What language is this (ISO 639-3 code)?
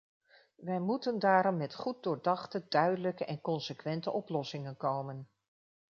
nld